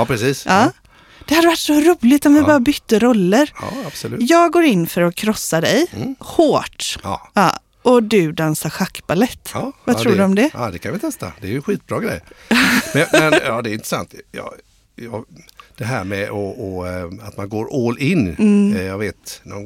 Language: Swedish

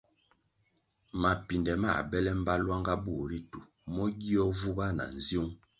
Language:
Kwasio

